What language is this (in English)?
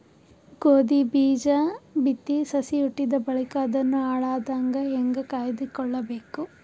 Kannada